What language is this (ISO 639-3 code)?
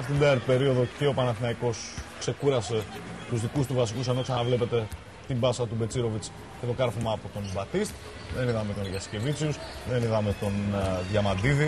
ell